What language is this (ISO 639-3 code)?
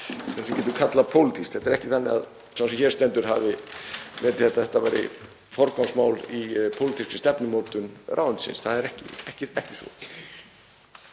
isl